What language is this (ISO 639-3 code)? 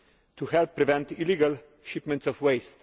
eng